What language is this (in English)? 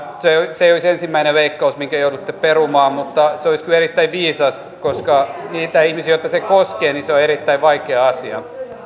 Finnish